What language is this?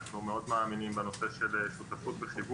Hebrew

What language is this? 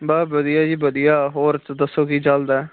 Punjabi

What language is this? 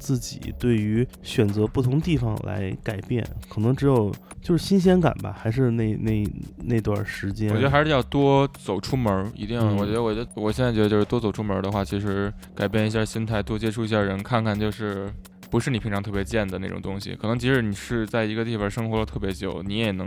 Chinese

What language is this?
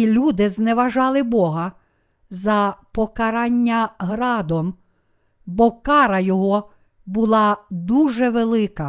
Ukrainian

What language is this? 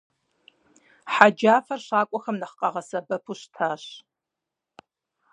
Kabardian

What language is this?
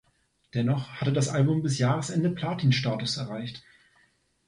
German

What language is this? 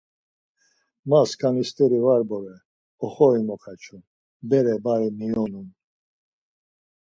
Laz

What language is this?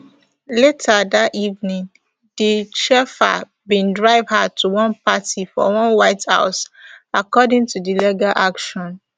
Nigerian Pidgin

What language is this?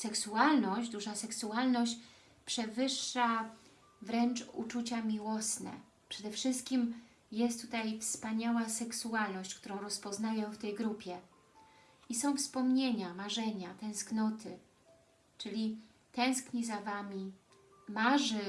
Polish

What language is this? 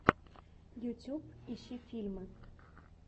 Russian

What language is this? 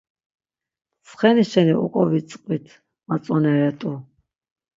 Laz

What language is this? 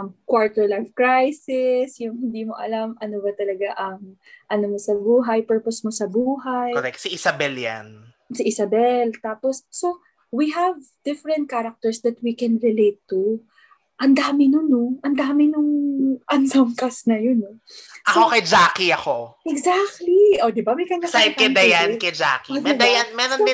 Filipino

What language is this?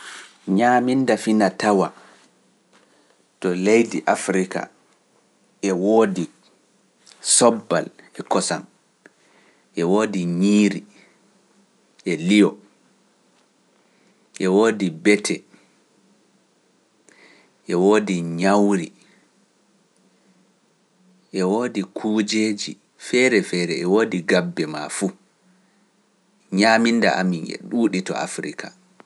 Pular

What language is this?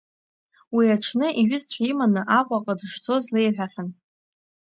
Abkhazian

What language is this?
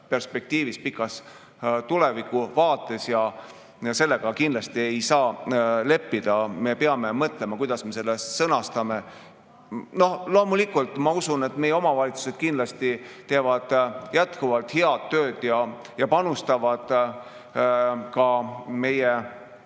Estonian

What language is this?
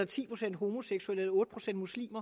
Danish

